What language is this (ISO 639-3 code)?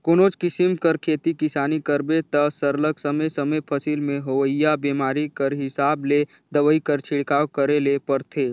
hne